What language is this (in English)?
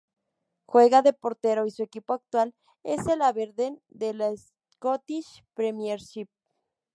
Spanish